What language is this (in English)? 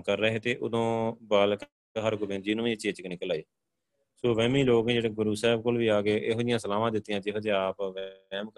Punjabi